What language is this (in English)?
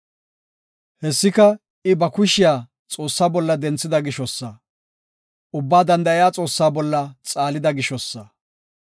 Gofa